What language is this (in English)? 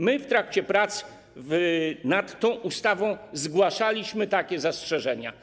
Polish